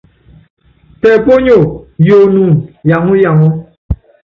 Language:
Yangben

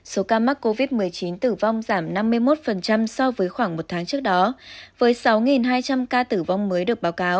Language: Vietnamese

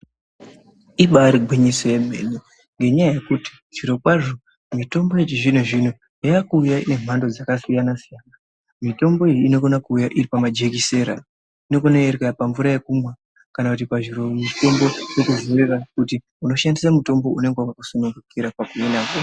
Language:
Ndau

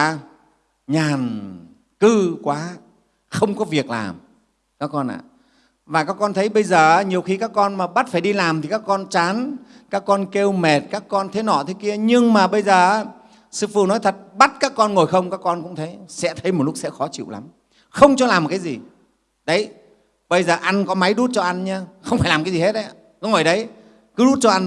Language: Vietnamese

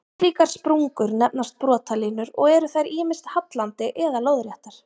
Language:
Icelandic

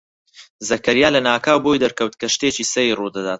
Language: Central Kurdish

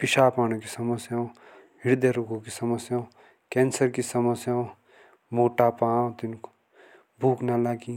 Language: Jaunsari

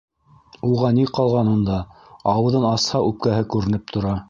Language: Bashkir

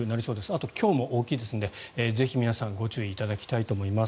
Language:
Japanese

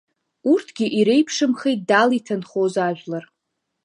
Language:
Abkhazian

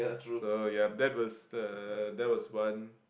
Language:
English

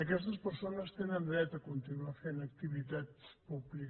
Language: Catalan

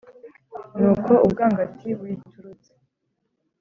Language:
Kinyarwanda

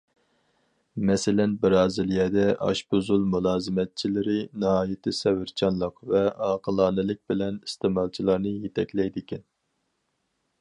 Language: Uyghur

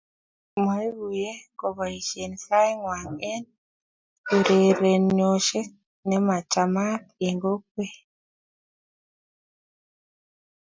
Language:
Kalenjin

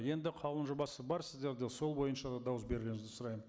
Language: Kazakh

